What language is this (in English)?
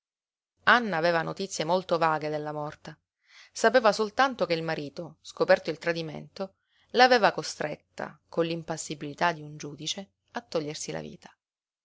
Italian